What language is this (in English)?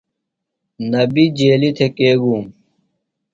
Phalura